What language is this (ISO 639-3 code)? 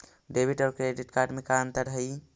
mag